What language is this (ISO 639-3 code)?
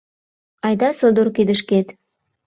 chm